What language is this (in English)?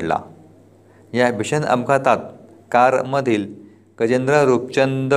Marathi